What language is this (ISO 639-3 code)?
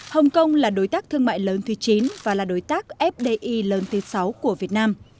vie